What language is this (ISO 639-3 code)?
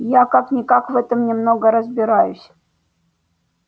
rus